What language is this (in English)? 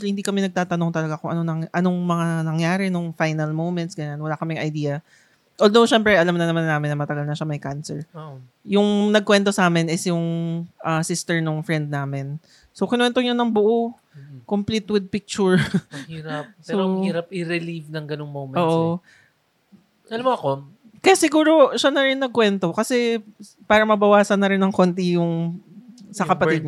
Filipino